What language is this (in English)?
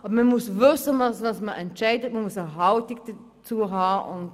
Swiss German